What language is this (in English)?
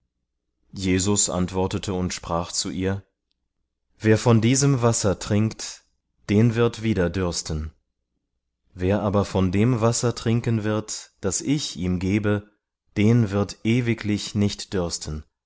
German